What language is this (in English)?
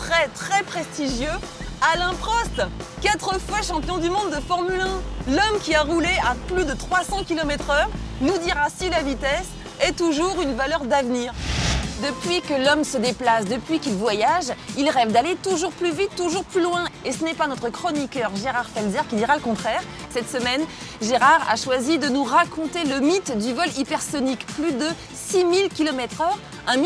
French